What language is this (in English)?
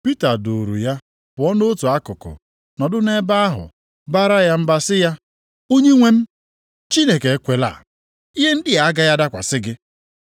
Igbo